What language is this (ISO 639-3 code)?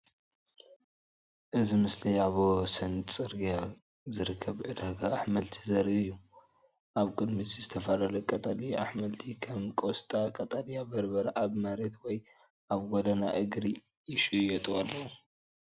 tir